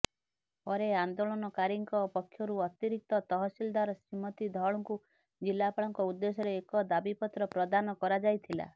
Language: Odia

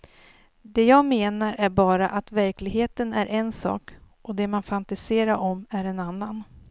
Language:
Swedish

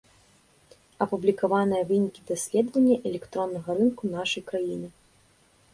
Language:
Belarusian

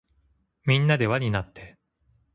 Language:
Japanese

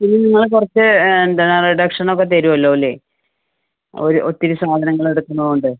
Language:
Malayalam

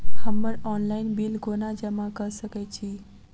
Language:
Maithili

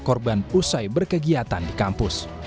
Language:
Indonesian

